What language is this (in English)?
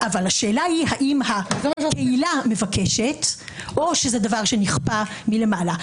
Hebrew